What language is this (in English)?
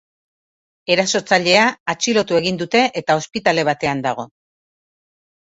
Basque